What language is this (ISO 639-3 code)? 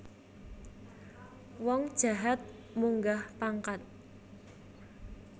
jav